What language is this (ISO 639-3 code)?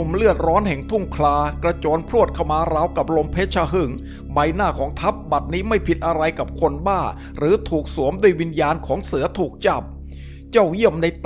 tha